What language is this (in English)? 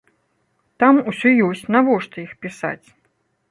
Belarusian